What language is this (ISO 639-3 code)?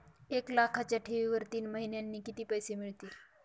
mar